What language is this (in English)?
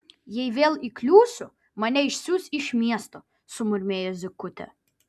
Lithuanian